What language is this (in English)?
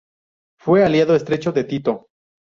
Spanish